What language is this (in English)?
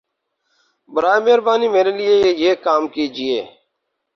Urdu